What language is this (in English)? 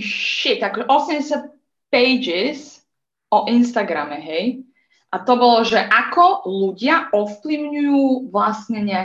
Slovak